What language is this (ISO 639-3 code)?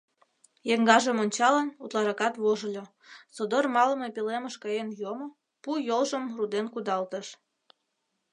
chm